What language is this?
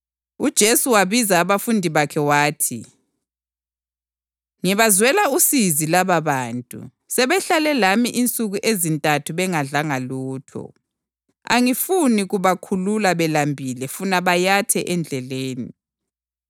North Ndebele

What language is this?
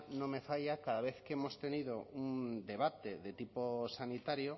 Spanish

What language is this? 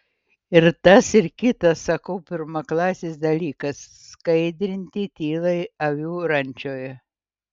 Lithuanian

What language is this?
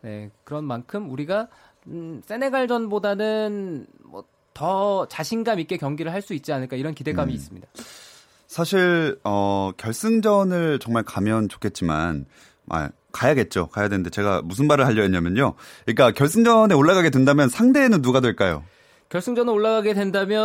Korean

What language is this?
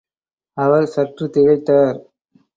Tamil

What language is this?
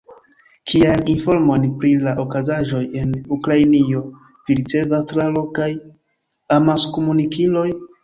Esperanto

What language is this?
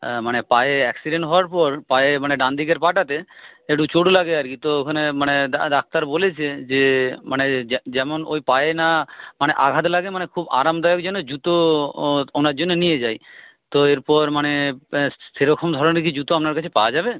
Bangla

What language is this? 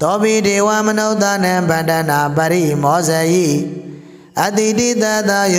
Vietnamese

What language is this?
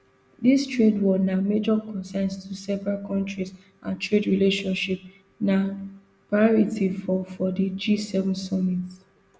Nigerian Pidgin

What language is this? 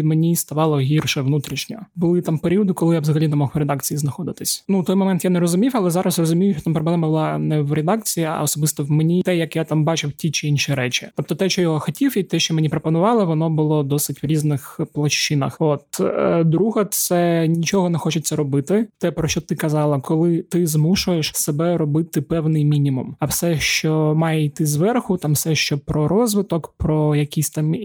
Ukrainian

